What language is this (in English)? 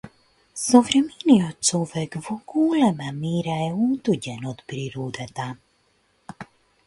Macedonian